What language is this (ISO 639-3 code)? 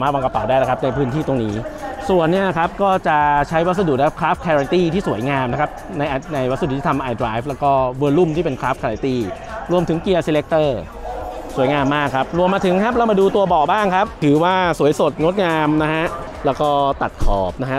tha